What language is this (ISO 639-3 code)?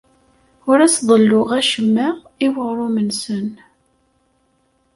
kab